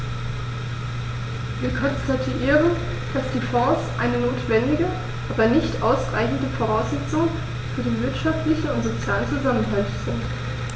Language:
German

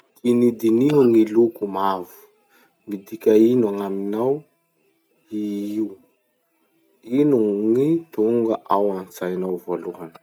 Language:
Masikoro Malagasy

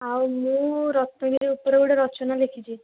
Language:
Odia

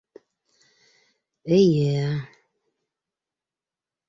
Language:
Bashkir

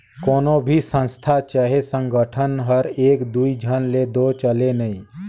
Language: Chhattisgarhi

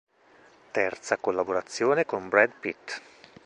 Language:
Italian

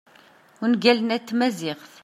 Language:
Kabyle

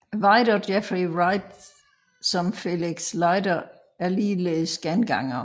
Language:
Danish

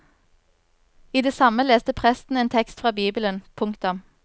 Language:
Norwegian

